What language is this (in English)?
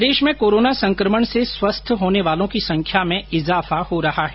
Hindi